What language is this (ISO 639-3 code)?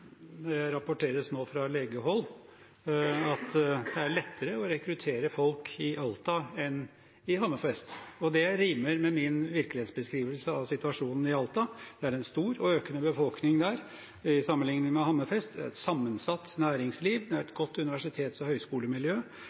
nob